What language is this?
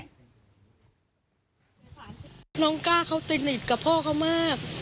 Thai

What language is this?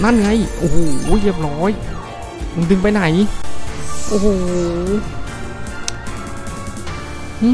Thai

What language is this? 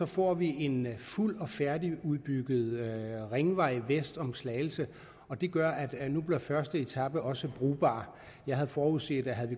Danish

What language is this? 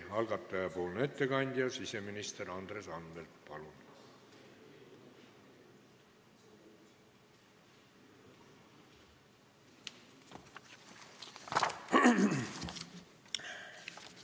Estonian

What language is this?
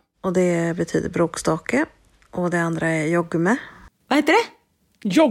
Swedish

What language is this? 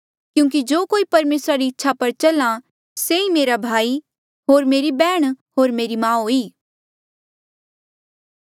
Mandeali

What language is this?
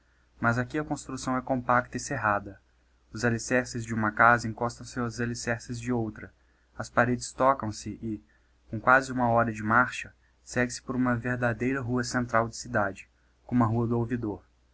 Portuguese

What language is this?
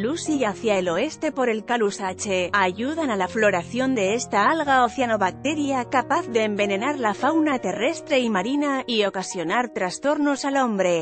Spanish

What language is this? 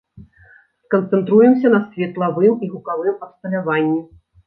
Belarusian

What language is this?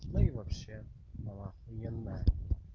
Russian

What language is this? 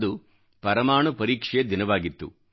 Kannada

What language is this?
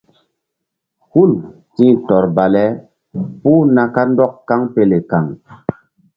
Mbum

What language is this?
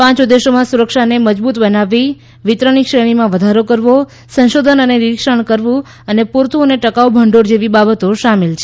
Gujarati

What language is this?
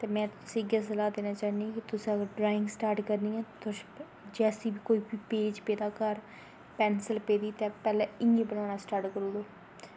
Dogri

